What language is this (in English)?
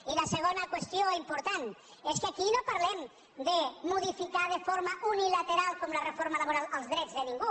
Catalan